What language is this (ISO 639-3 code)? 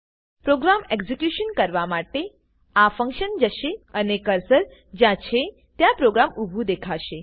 guj